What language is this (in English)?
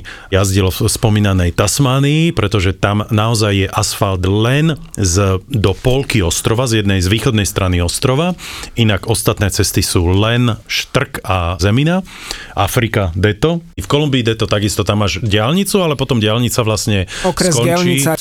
Slovak